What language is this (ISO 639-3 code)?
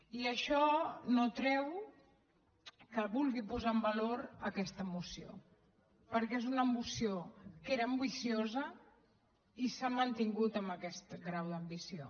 cat